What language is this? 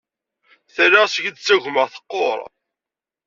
Kabyle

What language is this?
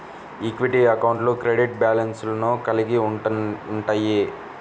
Telugu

